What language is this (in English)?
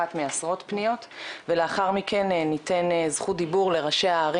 Hebrew